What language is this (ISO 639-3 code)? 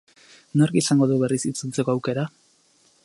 eus